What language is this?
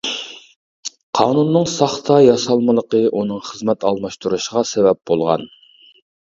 Uyghur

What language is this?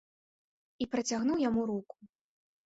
Belarusian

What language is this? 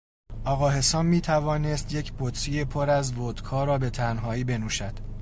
Persian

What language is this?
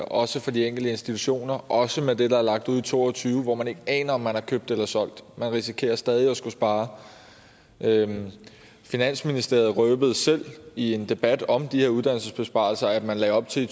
Danish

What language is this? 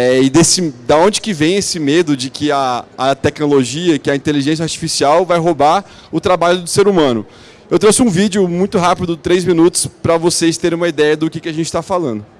Portuguese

